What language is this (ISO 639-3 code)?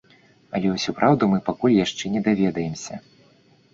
bel